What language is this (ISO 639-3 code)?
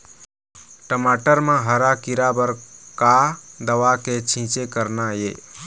hne